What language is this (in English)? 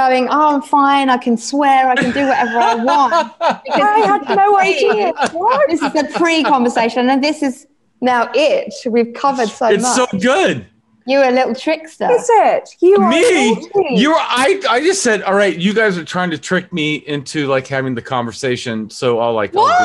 English